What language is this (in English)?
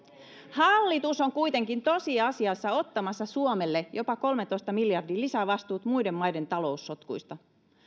Finnish